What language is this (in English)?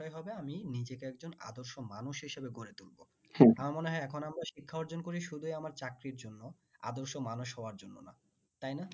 Bangla